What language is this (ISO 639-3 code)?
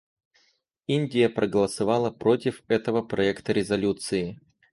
rus